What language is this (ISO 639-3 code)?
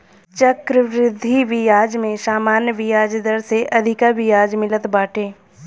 bho